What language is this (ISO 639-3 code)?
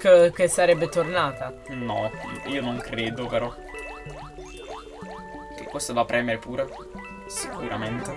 ita